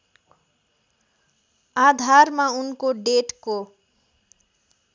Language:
Nepali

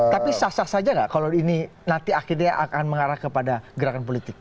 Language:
Indonesian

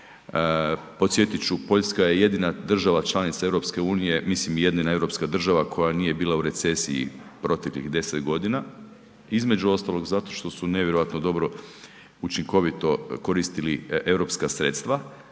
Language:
Croatian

